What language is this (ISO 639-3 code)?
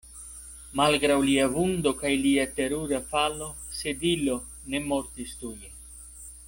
epo